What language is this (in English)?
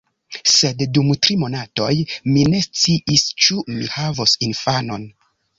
Esperanto